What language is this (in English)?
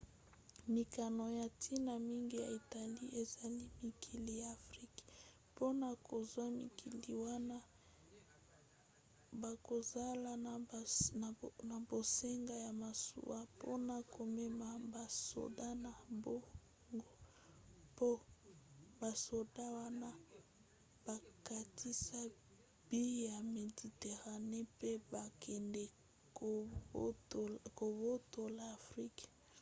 Lingala